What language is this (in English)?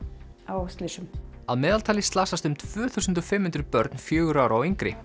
Icelandic